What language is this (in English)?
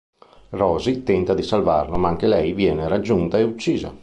Italian